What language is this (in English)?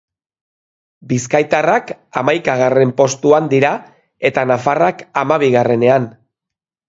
Basque